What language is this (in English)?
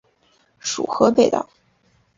Chinese